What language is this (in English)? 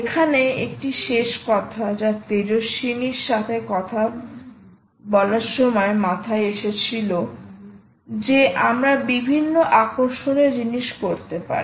Bangla